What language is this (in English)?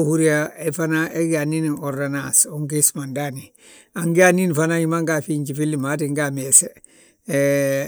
Balanta-Ganja